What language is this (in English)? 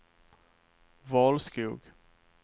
Swedish